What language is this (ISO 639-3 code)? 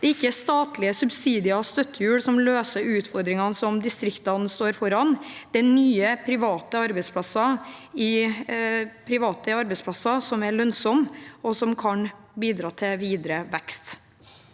nor